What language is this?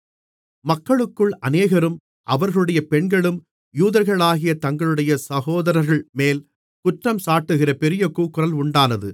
Tamil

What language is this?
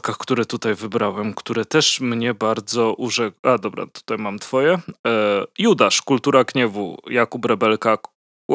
Polish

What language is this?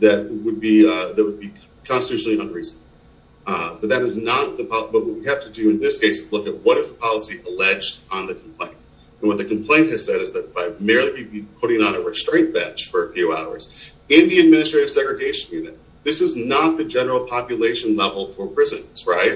English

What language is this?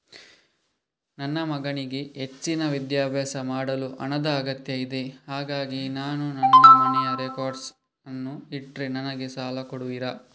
Kannada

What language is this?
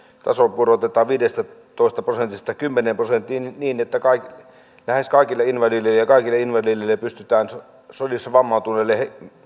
Finnish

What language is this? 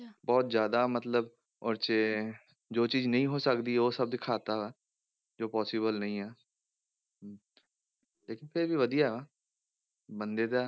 Punjabi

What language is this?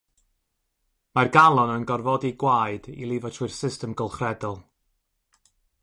Welsh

